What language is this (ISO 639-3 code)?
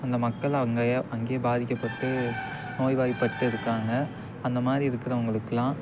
tam